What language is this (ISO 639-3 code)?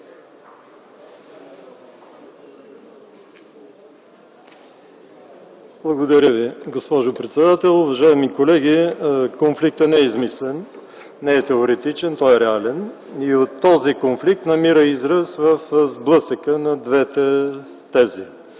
bul